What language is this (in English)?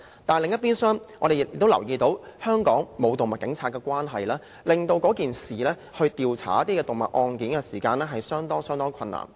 Cantonese